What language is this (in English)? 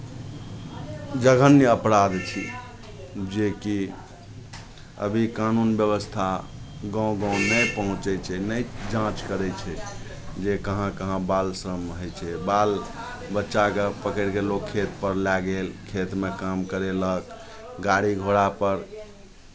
Maithili